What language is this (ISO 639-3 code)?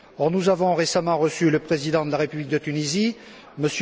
fra